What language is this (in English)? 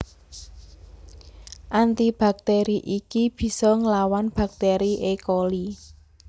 Javanese